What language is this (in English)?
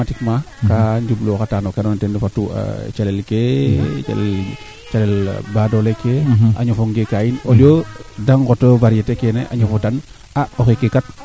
Serer